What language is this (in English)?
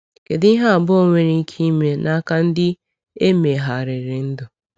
Igbo